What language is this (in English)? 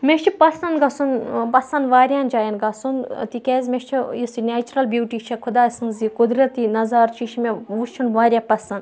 Kashmiri